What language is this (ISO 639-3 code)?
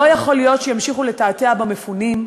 heb